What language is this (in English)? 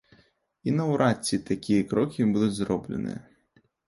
Belarusian